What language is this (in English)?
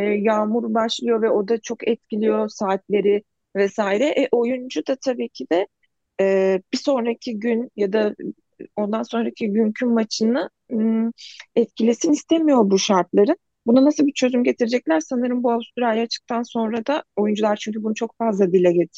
Turkish